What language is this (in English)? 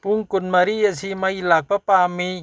Manipuri